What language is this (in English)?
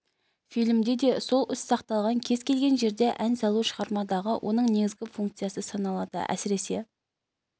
Kazakh